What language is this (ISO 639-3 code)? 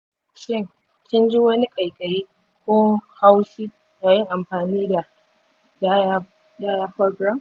hau